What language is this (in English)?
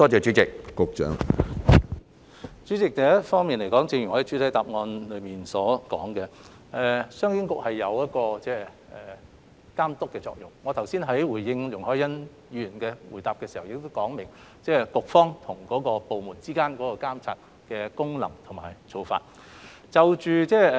Cantonese